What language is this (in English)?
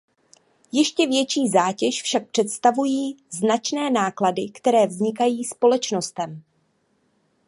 Czech